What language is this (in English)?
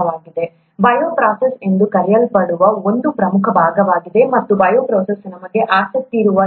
Kannada